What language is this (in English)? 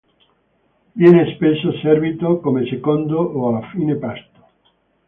Italian